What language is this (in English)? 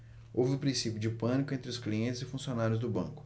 Portuguese